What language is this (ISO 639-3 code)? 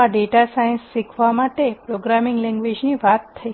guj